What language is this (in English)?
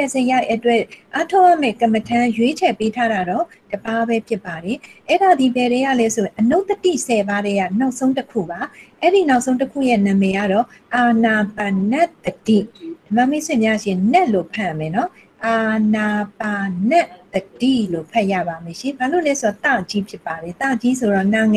Korean